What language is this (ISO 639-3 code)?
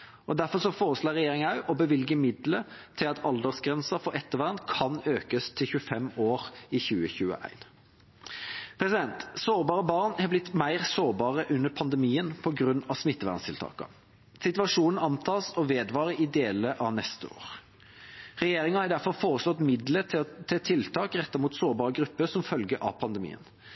nob